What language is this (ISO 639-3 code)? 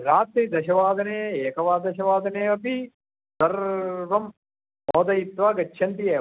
san